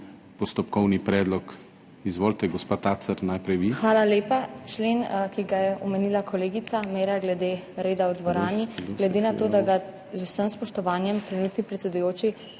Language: Slovenian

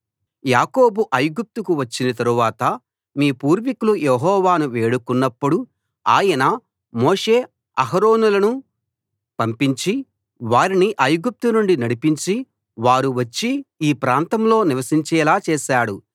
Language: Telugu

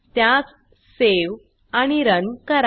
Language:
Marathi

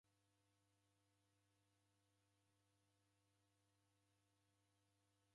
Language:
Taita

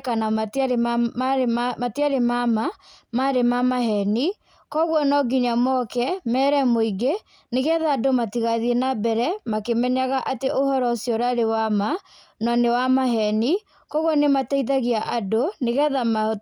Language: Kikuyu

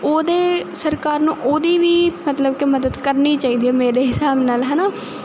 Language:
Punjabi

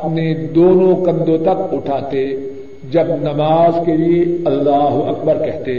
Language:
Urdu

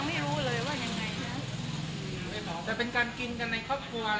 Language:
Thai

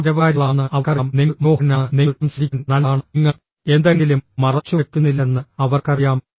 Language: Malayalam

